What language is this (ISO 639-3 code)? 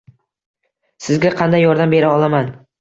uzb